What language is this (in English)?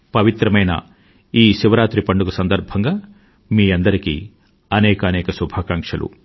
Telugu